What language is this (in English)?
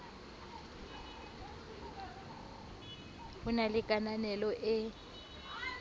Southern Sotho